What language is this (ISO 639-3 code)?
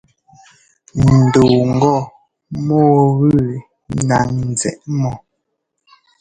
jgo